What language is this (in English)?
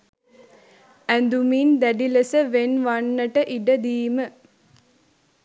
Sinhala